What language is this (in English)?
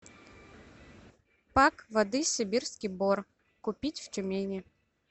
Russian